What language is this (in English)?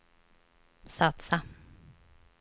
Swedish